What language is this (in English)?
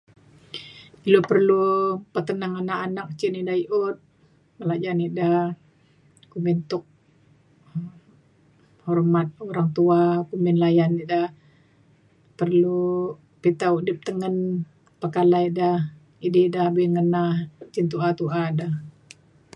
Mainstream Kenyah